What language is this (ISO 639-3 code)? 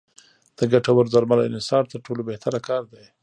pus